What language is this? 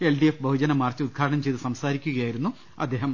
Malayalam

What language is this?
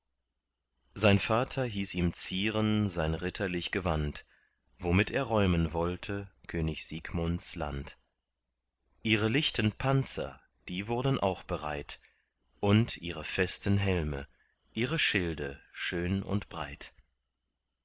German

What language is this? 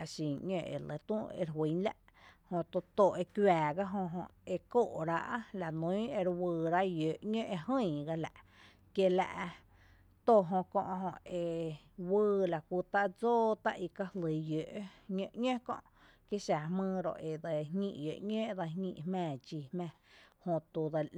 Tepinapa Chinantec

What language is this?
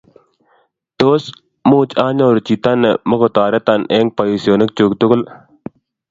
Kalenjin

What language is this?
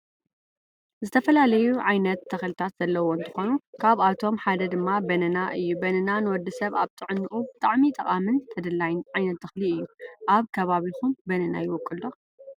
Tigrinya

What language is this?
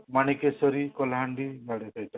Odia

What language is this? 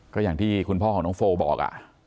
Thai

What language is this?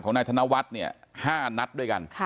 Thai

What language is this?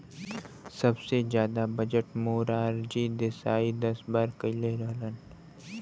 Bhojpuri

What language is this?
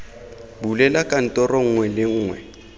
Tswana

